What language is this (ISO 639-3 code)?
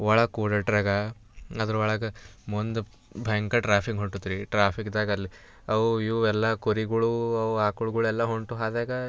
kan